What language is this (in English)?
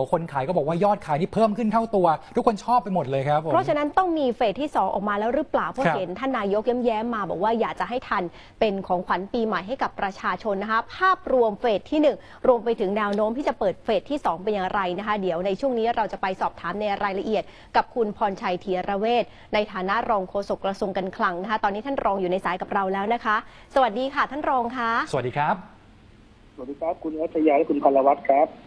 Thai